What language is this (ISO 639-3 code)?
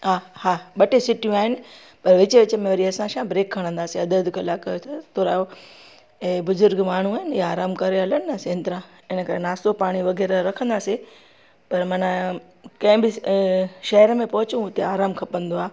snd